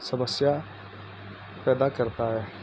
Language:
Urdu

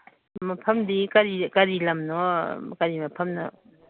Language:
Manipuri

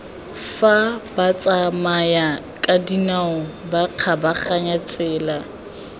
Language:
Tswana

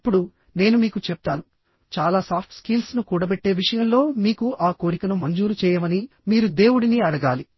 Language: Telugu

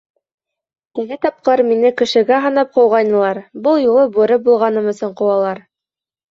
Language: Bashkir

